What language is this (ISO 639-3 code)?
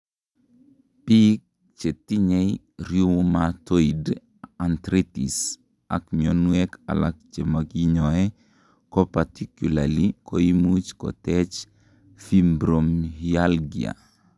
kln